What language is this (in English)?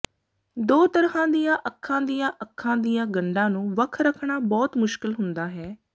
Punjabi